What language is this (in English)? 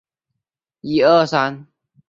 Chinese